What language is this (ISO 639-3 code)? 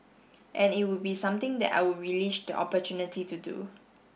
eng